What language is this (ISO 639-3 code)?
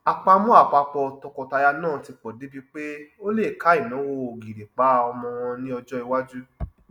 yor